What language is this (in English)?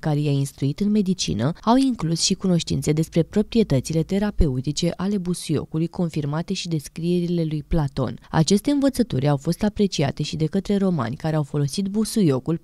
Romanian